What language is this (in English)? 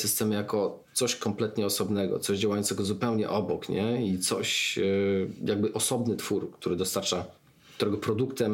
Polish